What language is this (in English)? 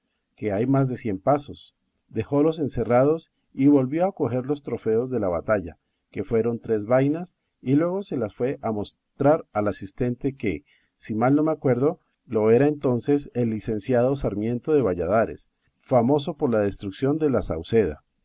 Spanish